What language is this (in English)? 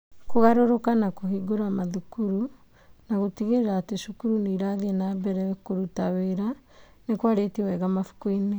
Kikuyu